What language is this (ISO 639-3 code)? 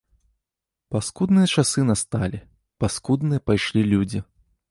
bel